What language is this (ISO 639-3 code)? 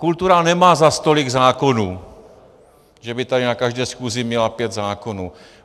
ces